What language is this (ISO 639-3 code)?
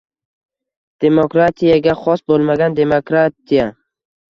uzb